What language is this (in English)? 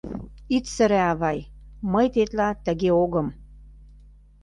Mari